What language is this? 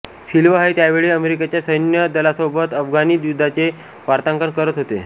Marathi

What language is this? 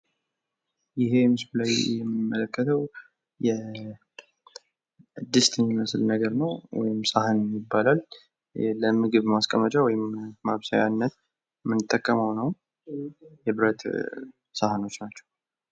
Amharic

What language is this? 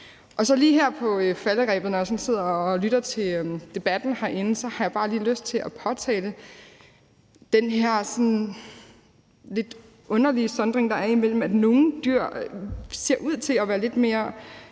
Danish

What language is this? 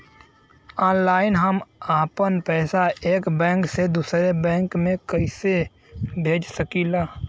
Bhojpuri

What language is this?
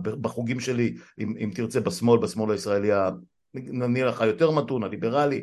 Hebrew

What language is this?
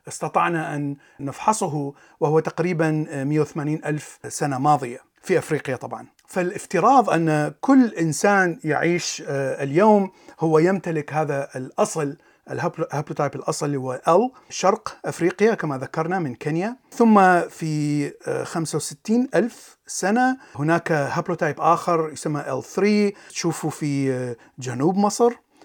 Arabic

